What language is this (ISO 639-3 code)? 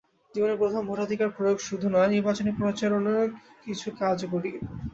ben